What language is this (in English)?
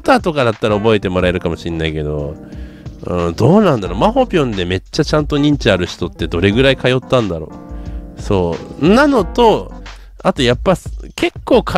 Japanese